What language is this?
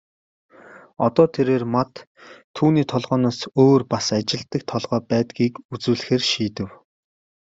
Mongolian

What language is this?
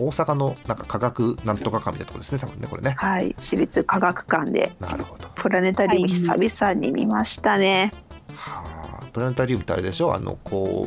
Japanese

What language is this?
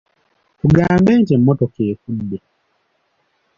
Ganda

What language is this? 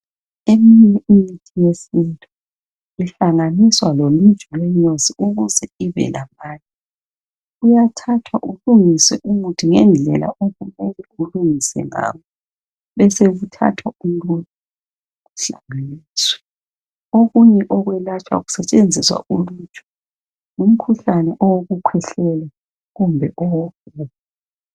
North Ndebele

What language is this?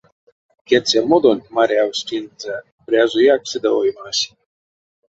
Erzya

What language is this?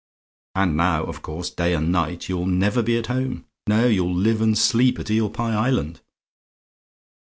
English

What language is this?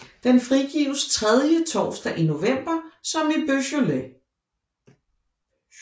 Danish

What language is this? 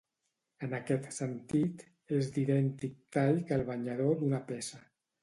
Catalan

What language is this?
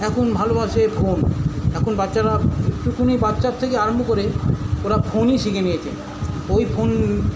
Bangla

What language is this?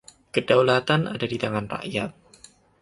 Indonesian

